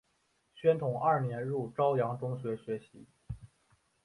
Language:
Chinese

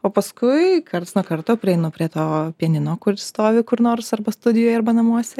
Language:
Lithuanian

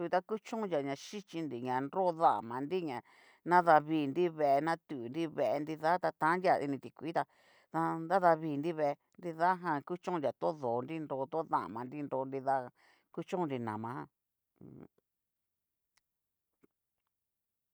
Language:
Cacaloxtepec Mixtec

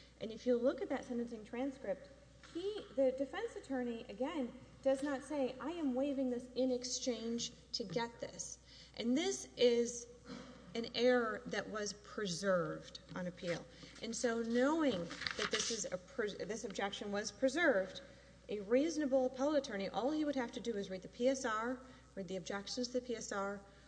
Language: English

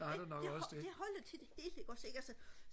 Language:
Danish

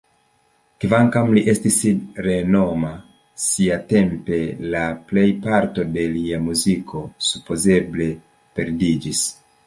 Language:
Esperanto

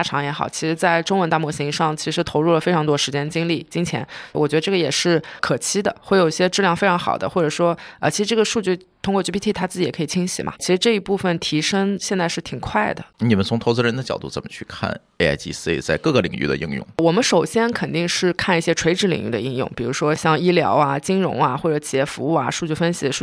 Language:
Chinese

